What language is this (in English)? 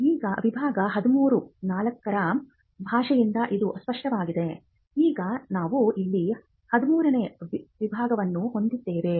Kannada